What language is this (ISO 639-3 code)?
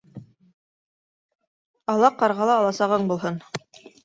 bak